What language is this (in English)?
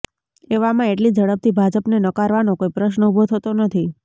Gujarati